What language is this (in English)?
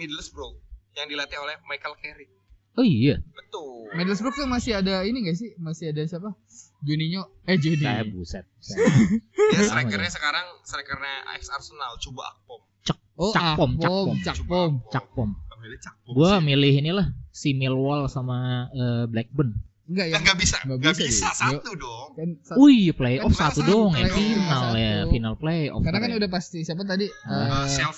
Indonesian